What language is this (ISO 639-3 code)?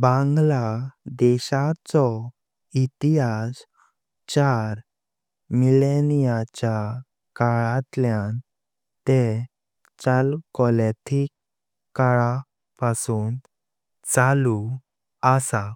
kok